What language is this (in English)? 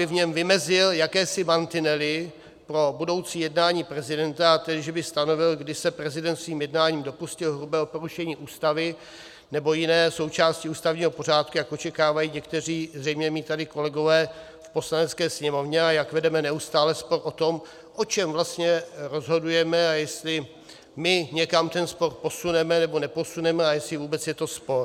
Czech